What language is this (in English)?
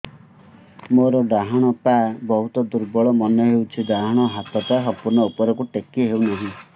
Odia